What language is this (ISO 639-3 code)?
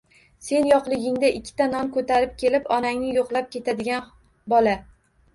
uzb